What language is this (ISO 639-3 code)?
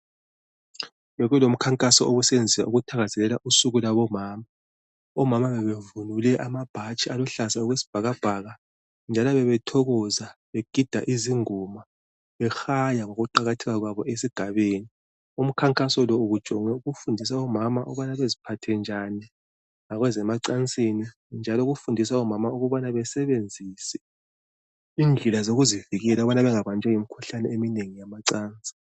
nde